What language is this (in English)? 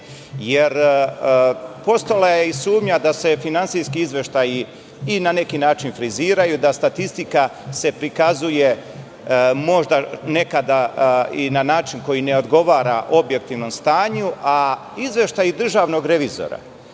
Serbian